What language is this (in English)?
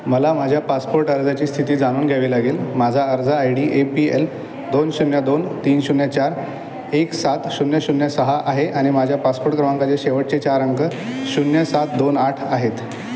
Marathi